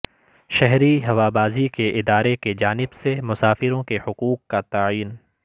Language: Urdu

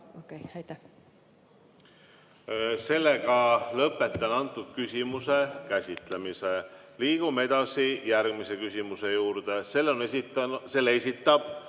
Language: Estonian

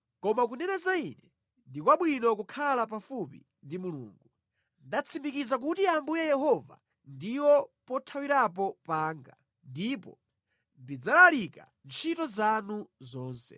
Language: Nyanja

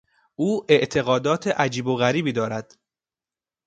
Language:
Persian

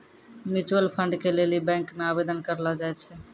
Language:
Maithili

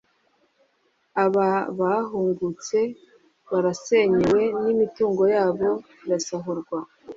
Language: Kinyarwanda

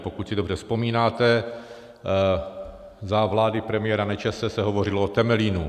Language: Czech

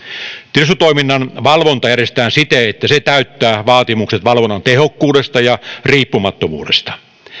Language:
Finnish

